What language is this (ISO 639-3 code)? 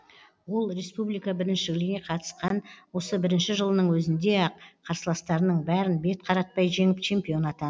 kaz